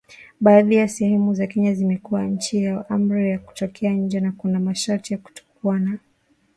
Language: Swahili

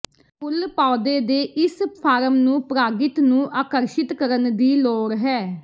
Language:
Punjabi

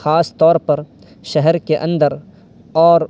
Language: Urdu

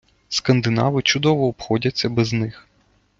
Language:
Ukrainian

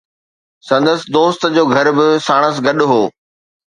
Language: Sindhi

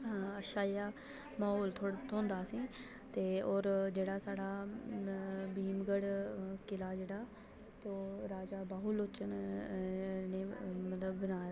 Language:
Dogri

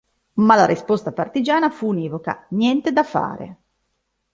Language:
Italian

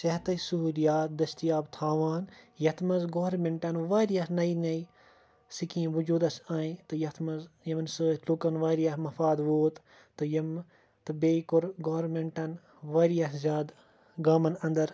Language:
Kashmiri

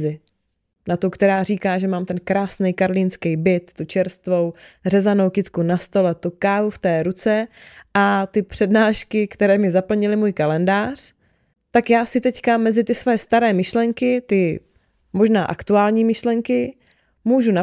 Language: Czech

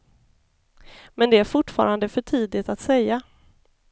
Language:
Swedish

